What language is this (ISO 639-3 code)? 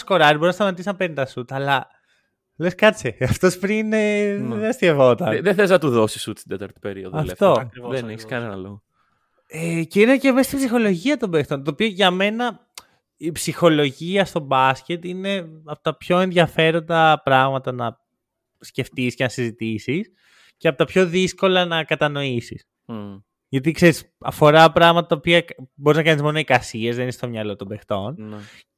ell